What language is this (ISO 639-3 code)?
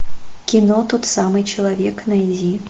rus